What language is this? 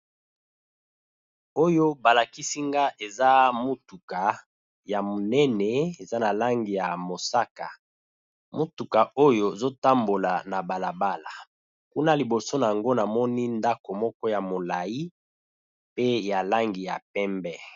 Lingala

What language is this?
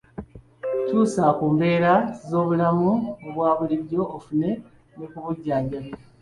Ganda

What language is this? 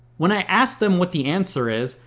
English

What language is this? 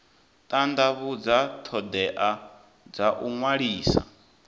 Venda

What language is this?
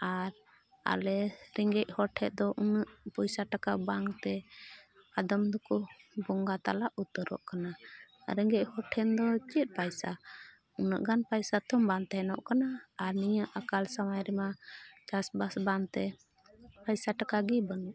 Santali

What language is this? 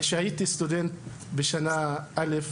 Hebrew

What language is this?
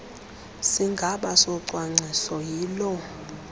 Xhosa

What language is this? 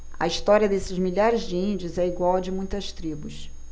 Portuguese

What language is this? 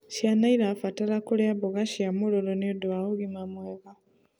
Kikuyu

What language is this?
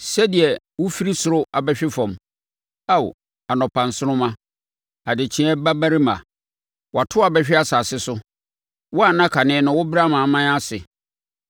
Akan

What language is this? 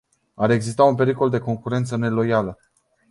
Romanian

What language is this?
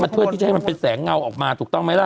Thai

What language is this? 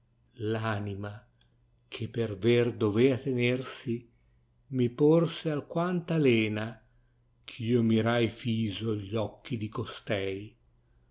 Italian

